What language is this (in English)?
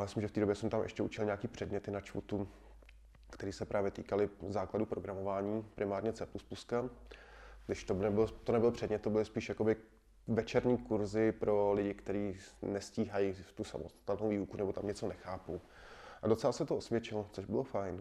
Czech